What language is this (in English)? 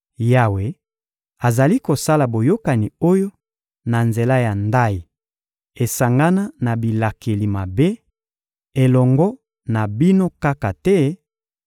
Lingala